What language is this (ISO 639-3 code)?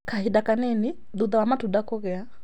kik